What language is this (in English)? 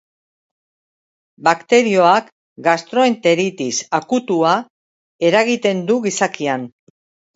Basque